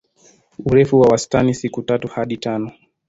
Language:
Swahili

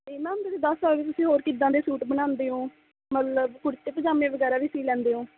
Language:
Punjabi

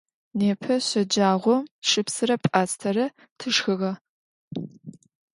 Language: Adyghe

